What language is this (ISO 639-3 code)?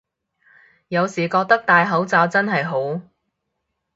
yue